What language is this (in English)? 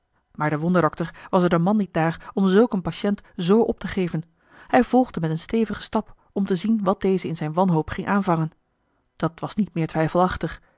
Dutch